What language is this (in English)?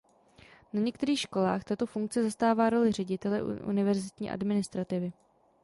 Czech